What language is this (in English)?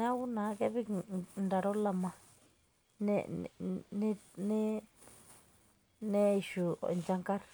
Masai